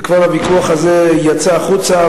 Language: Hebrew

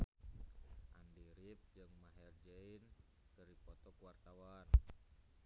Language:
Sundanese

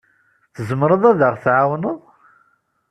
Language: Kabyle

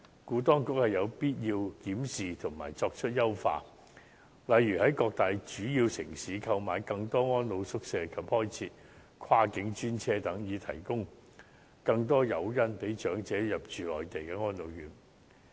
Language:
Cantonese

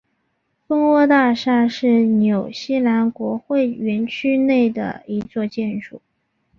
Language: Chinese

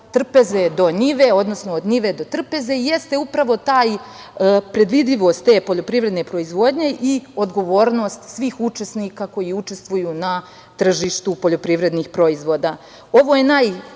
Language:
Serbian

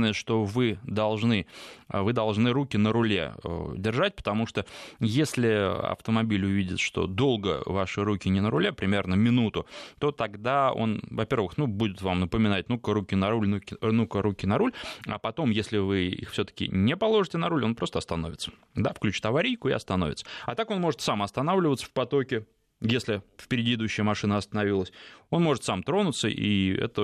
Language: Russian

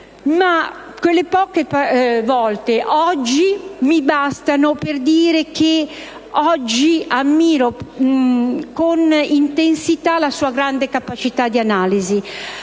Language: Italian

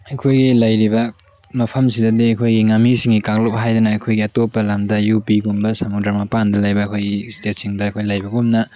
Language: Manipuri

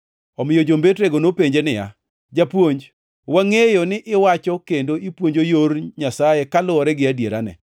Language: Luo (Kenya and Tanzania)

